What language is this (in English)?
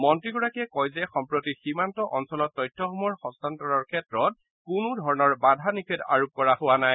Assamese